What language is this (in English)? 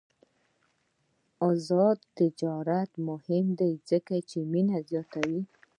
Pashto